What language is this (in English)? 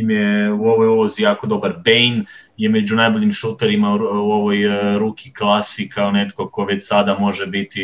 Croatian